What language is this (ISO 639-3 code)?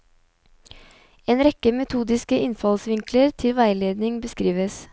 nor